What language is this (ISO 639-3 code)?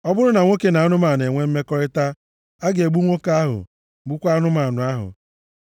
ibo